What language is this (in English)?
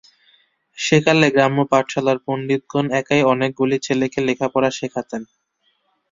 Bangla